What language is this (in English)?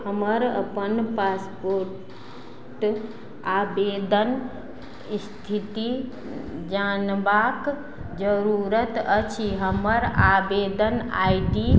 Maithili